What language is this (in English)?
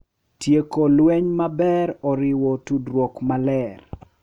Luo (Kenya and Tanzania)